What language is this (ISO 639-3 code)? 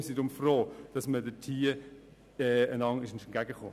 gsw